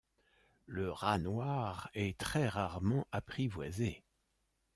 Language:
French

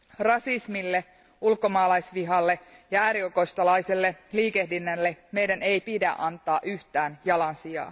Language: Finnish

